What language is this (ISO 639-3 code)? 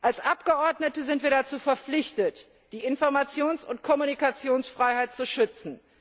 deu